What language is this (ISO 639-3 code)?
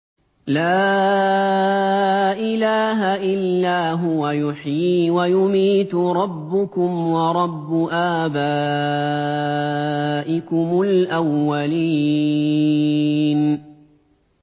ara